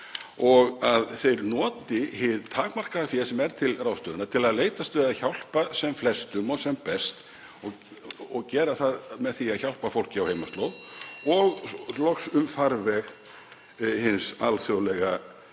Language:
Icelandic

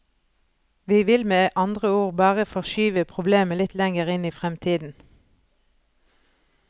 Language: Norwegian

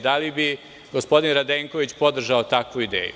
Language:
Serbian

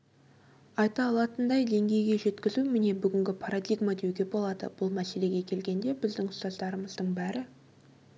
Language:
Kazakh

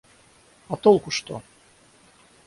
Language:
Russian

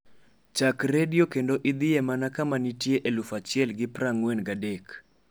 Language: Luo (Kenya and Tanzania)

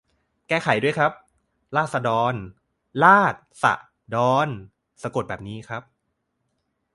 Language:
Thai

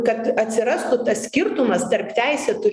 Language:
Lithuanian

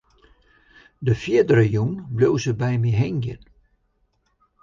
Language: Western Frisian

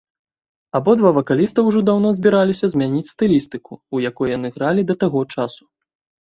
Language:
Belarusian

